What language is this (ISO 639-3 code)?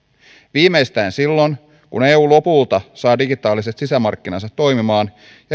fin